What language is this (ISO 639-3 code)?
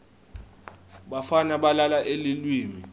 ssw